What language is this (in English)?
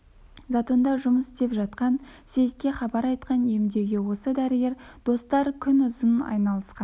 Kazakh